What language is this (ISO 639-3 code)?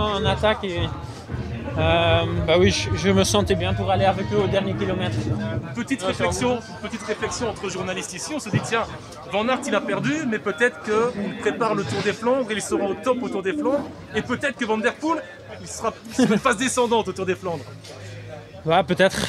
fra